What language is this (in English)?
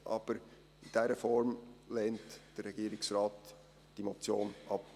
Swiss German